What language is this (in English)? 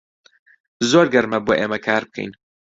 Central Kurdish